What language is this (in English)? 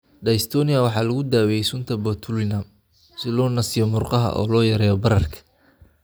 Somali